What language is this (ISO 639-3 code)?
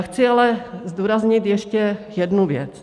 ces